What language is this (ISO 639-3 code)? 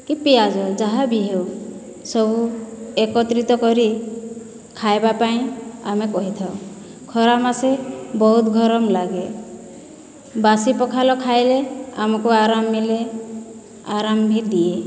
ori